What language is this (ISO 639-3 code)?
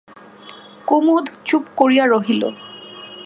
ben